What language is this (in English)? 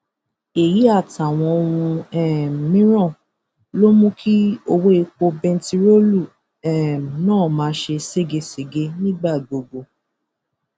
Yoruba